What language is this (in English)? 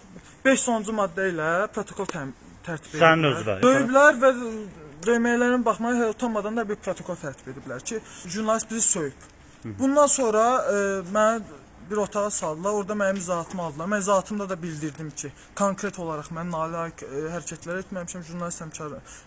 Turkish